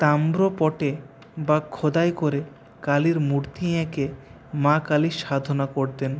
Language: Bangla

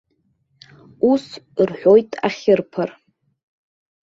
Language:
Abkhazian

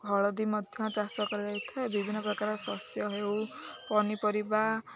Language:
Odia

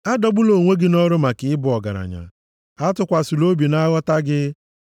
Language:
Igbo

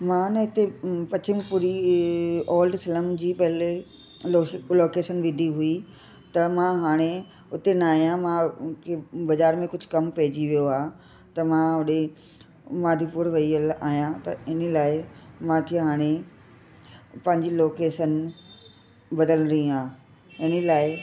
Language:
Sindhi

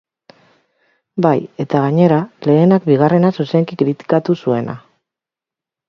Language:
Basque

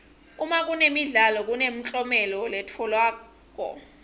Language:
Swati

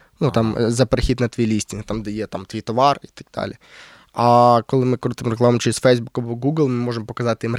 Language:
Ukrainian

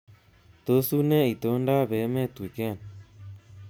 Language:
Kalenjin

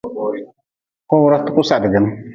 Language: Nawdm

